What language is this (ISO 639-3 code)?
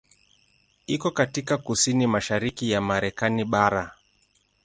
swa